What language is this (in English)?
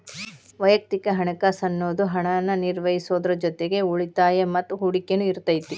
Kannada